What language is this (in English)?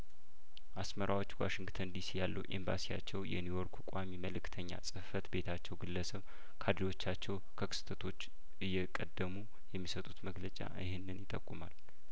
Amharic